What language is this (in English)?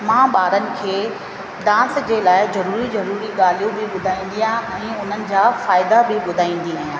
Sindhi